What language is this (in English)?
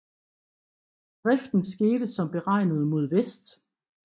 Danish